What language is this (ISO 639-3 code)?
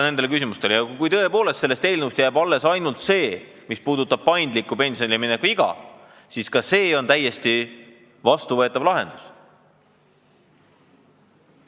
est